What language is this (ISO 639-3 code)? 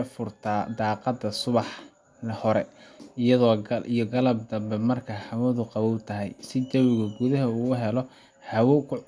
som